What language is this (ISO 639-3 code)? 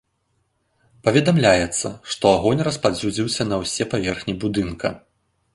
bel